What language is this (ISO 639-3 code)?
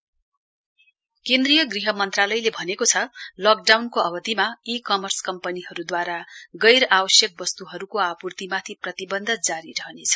nep